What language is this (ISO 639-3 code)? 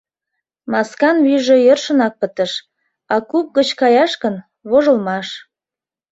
chm